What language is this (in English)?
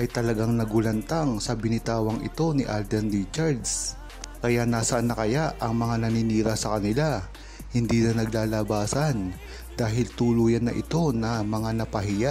Filipino